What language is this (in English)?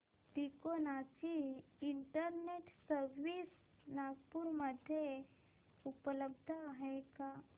Marathi